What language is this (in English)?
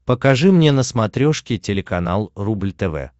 Russian